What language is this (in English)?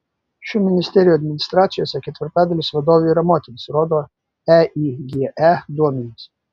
Lithuanian